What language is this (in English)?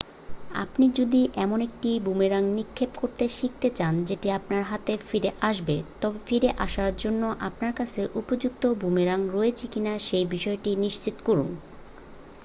Bangla